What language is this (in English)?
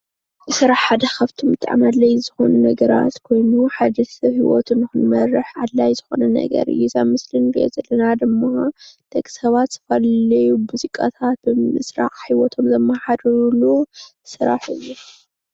Tigrinya